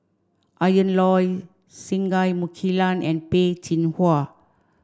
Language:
English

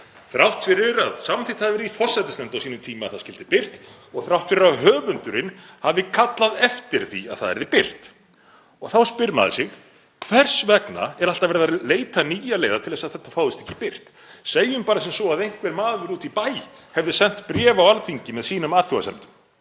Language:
Icelandic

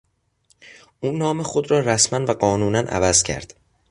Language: Persian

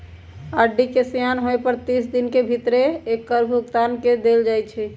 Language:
Magahi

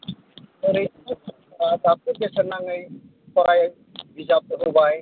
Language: Bodo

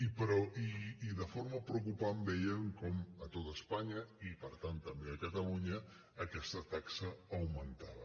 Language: Catalan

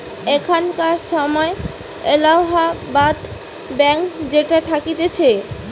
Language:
Bangla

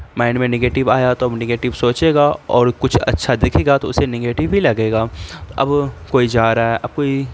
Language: Urdu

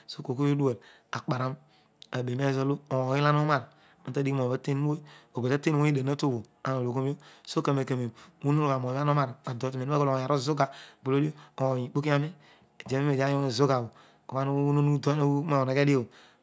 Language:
Odual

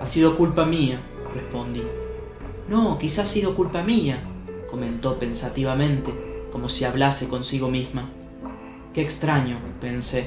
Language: Spanish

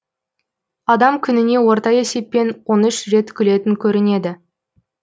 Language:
Kazakh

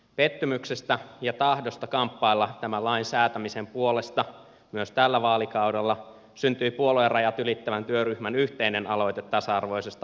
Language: Finnish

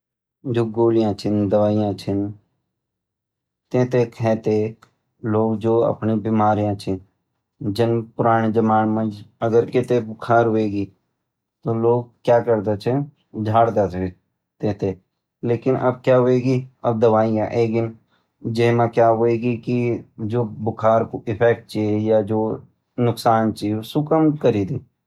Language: Garhwali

